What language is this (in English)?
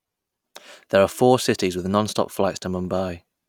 English